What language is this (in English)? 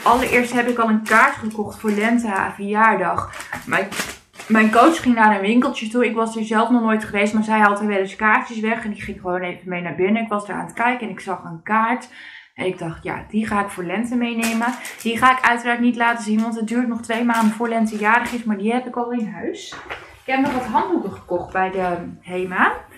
Dutch